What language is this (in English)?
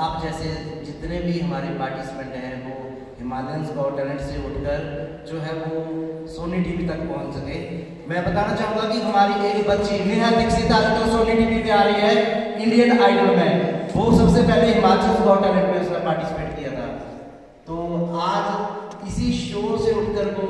Hindi